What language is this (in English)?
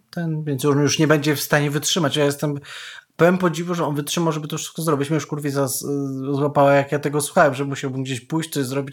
Polish